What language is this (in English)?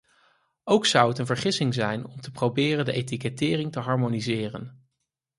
Dutch